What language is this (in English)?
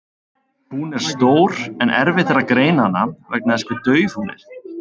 Icelandic